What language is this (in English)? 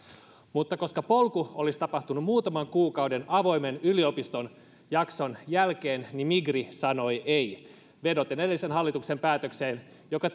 Finnish